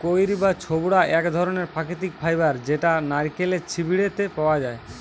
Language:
Bangla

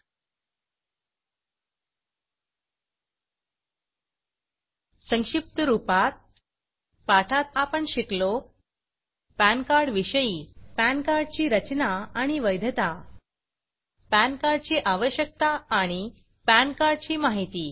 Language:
Marathi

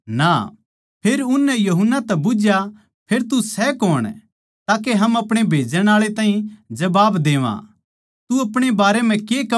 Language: Haryanvi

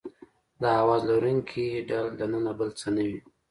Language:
Pashto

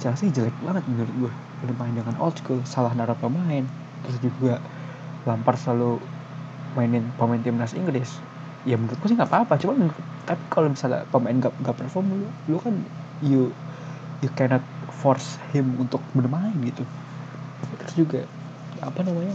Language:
Indonesian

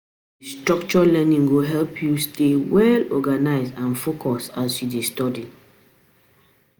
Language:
Nigerian Pidgin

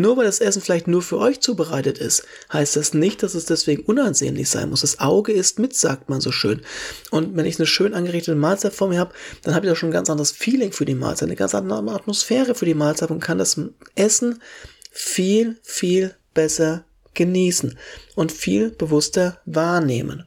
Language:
German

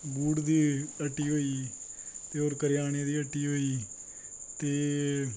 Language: Dogri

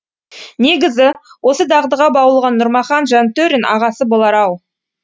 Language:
Kazakh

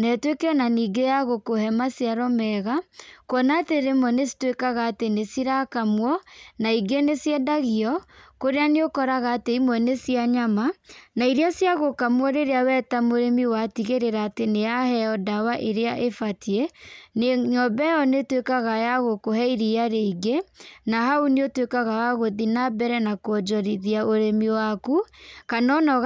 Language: Kikuyu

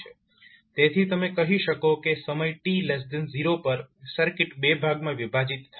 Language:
Gujarati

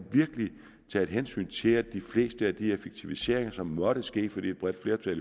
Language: Danish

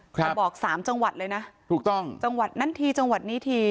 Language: Thai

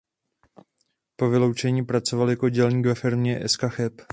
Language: Czech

